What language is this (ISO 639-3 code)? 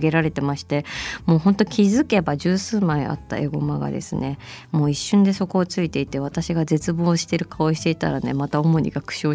jpn